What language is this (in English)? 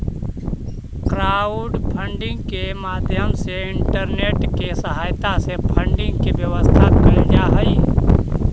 Magahi